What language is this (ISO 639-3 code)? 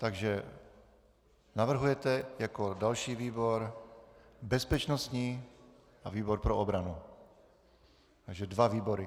ces